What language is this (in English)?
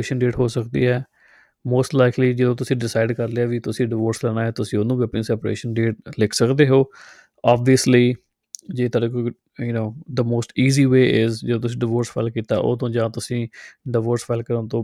Punjabi